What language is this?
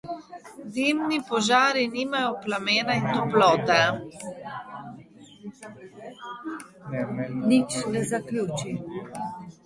Slovenian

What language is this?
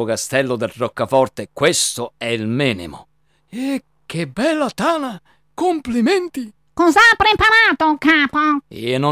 Italian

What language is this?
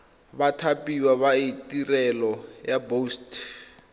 Tswana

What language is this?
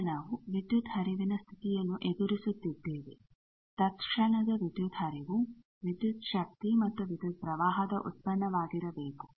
Kannada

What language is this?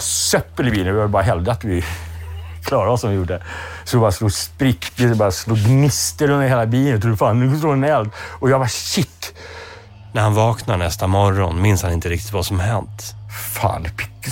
Swedish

